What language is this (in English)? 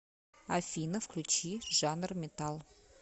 Russian